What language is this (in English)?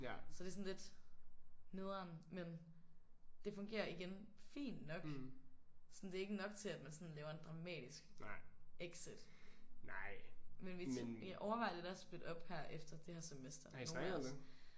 Danish